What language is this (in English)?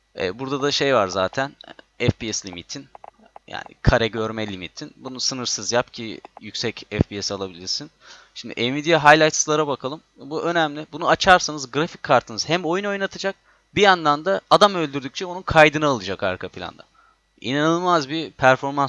Turkish